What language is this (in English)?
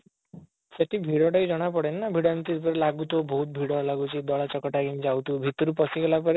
Odia